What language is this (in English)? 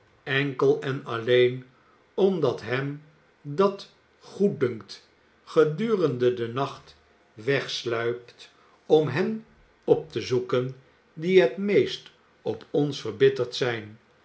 Dutch